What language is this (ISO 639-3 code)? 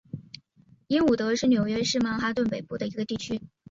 zho